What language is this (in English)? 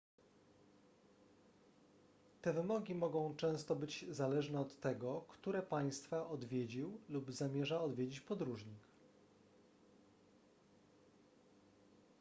Polish